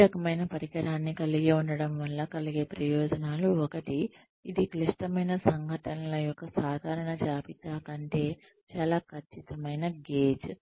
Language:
Telugu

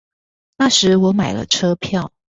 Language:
Chinese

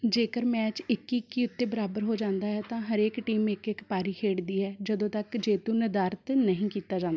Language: Punjabi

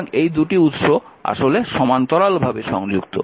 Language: Bangla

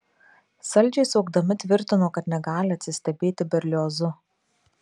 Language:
Lithuanian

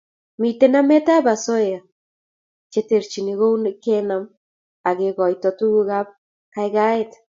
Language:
Kalenjin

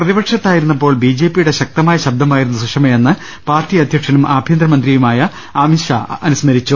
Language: Malayalam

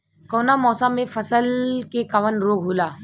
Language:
Bhojpuri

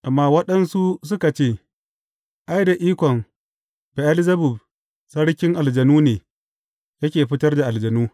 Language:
Hausa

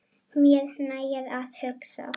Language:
Icelandic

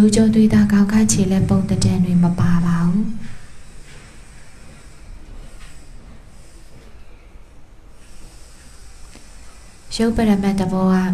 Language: Thai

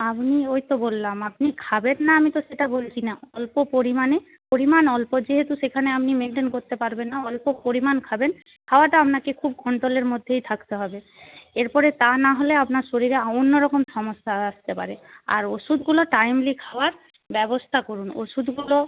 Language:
Bangla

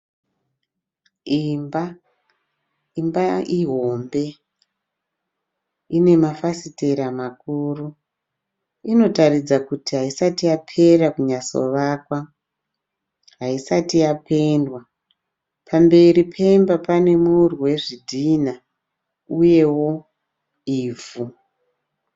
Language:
Shona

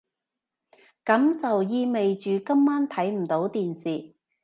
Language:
Cantonese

